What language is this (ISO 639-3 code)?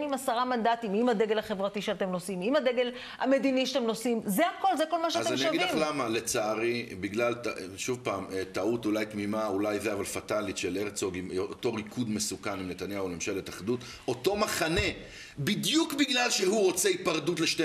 heb